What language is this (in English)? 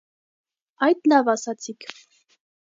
Armenian